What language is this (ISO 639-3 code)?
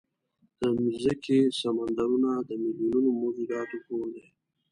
pus